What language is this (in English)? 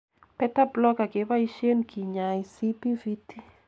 Kalenjin